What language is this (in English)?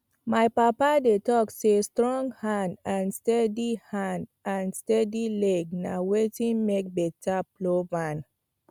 Nigerian Pidgin